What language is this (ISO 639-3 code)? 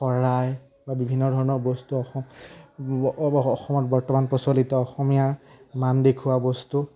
asm